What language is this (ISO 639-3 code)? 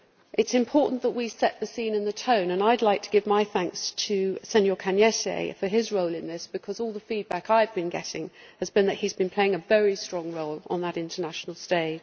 eng